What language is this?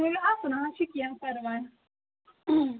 Kashmiri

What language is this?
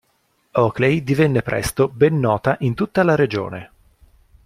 Italian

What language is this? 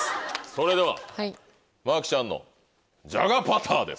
Japanese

